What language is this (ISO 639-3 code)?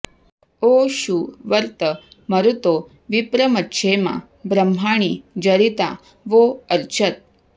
san